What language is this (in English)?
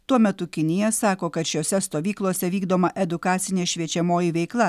Lithuanian